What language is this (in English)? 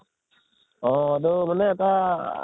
Assamese